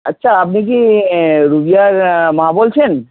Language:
Bangla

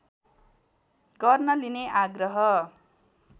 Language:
Nepali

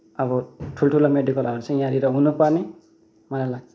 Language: Nepali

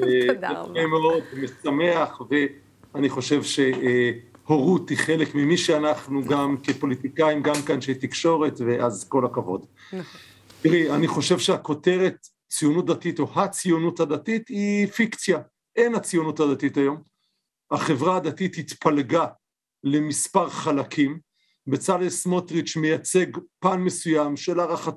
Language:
Hebrew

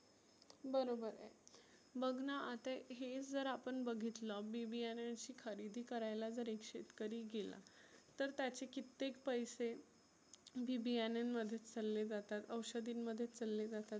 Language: Marathi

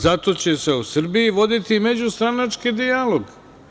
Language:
Serbian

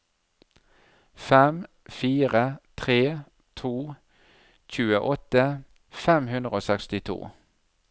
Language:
Norwegian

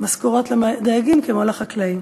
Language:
Hebrew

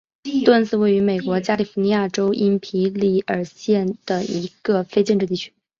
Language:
Chinese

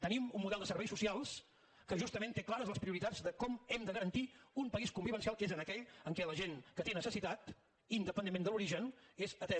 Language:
Catalan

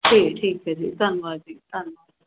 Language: Punjabi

